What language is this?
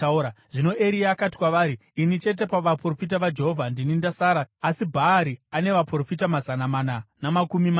Shona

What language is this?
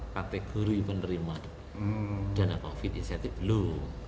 Indonesian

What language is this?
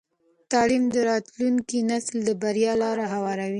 Pashto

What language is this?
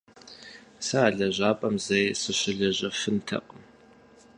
Kabardian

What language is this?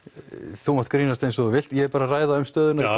Icelandic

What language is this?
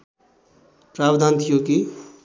Nepali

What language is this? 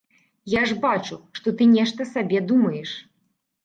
Belarusian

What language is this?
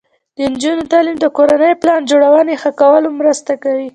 Pashto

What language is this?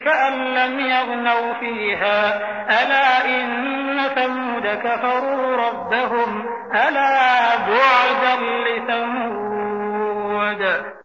Arabic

